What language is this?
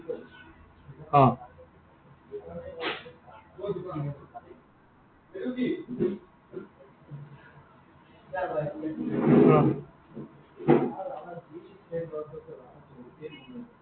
Assamese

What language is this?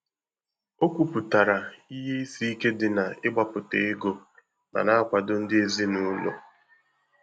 Igbo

